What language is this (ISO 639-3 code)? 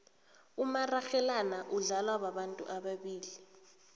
nbl